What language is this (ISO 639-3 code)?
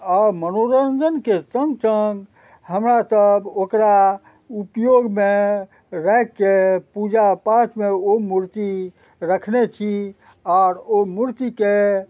mai